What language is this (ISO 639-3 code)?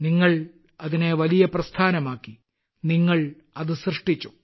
mal